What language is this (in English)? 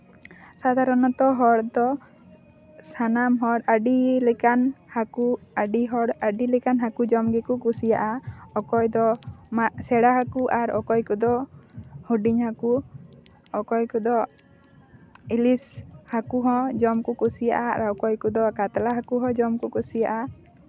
Santali